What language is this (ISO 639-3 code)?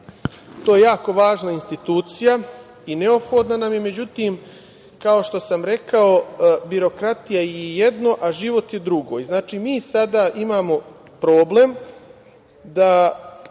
srp